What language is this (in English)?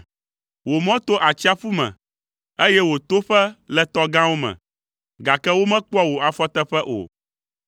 Ewe